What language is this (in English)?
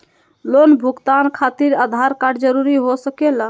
Magahi